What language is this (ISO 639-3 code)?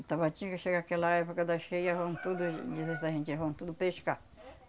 por